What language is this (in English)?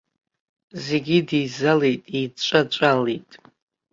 Abkhazian